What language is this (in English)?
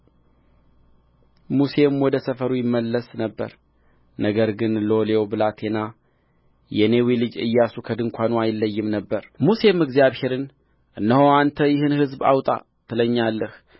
Amharic